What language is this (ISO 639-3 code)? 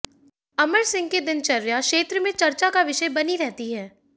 hin